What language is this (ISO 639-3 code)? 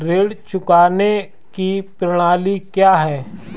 hin